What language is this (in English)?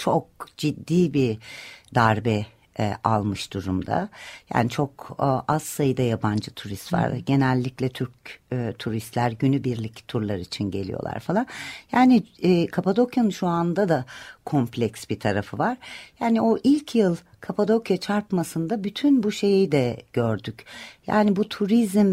Turkish